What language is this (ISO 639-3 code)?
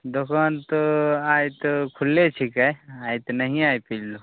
mai